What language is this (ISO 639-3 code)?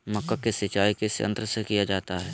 mag